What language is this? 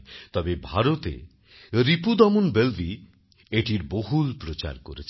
Bangla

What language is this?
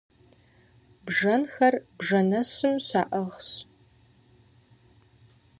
Kabardian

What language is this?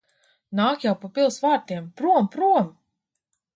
Latvian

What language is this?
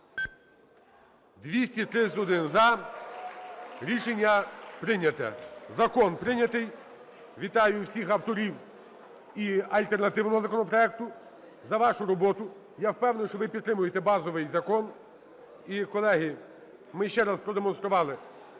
Ukrainian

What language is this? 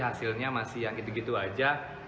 Indonesian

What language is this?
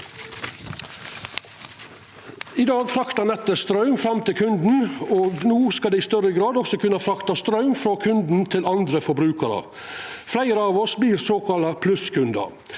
Norwegian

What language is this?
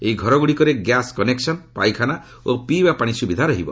Odia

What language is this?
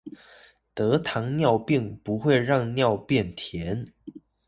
Chinese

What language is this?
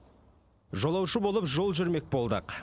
Kazakh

